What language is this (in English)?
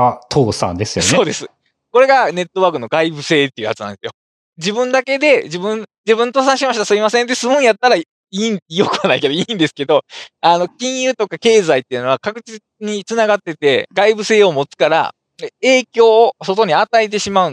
Japanese